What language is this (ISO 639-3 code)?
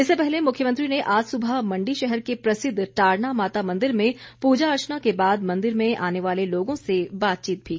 hin